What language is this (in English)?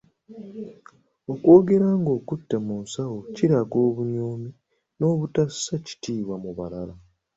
Ganda